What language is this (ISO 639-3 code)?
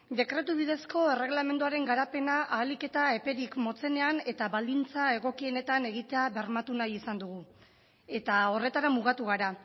eus